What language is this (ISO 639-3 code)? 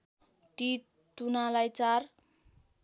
nep